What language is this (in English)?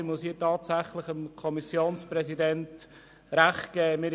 Swiss German